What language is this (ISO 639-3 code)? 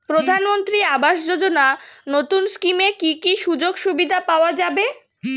ben